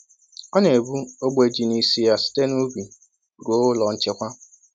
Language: Igbo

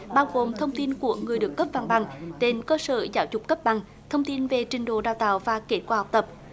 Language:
Vietnamese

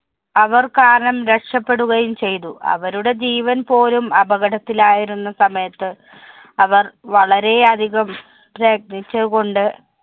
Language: Malayalam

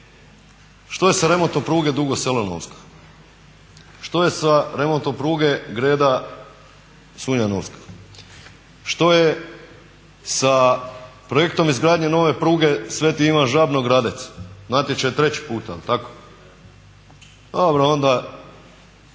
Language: Croatian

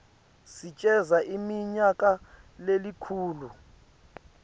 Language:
Swati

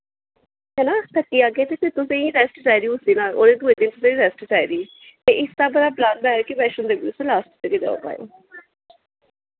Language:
Dogri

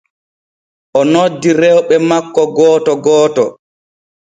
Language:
Borgu Fulfulde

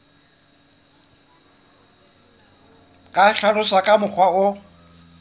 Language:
Southern Sotho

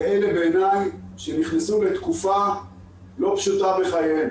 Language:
Hebrew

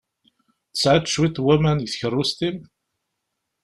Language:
Kabyle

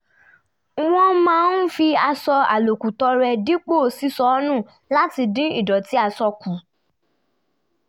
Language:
Yoruba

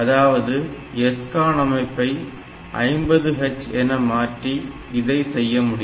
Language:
Tamil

